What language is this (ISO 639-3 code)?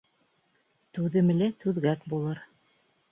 bak